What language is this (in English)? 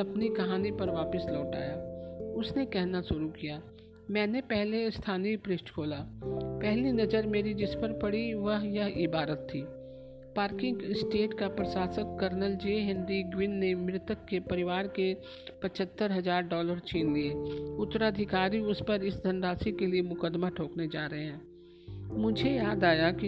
Hindi